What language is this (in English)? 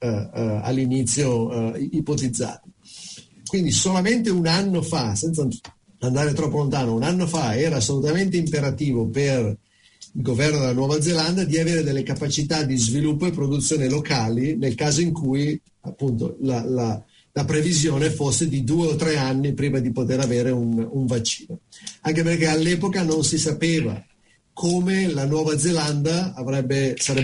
Italian